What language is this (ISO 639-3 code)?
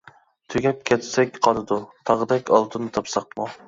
uig